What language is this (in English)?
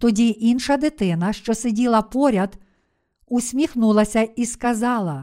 Ukrainian